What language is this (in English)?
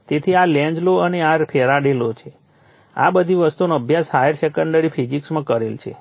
Gujarati